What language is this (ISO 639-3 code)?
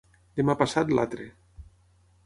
cat